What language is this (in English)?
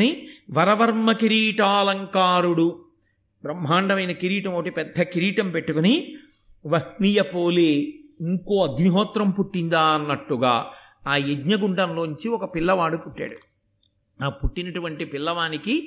Telugu